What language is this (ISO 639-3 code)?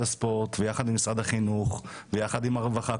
heb